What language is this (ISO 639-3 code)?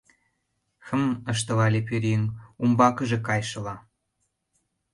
chm